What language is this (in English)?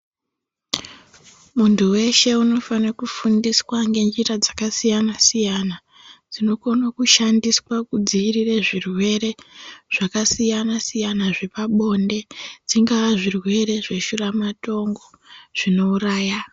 Ndau